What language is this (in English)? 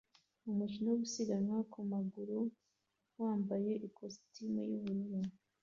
Kinyarwanda